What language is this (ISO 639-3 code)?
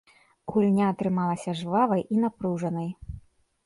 bel